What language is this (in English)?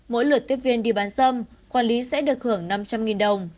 Vietnamese